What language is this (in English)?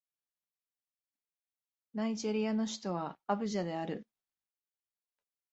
Japanese